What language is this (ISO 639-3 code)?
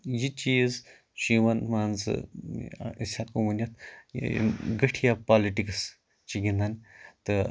kas